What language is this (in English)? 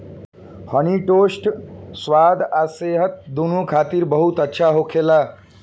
Bhojpuri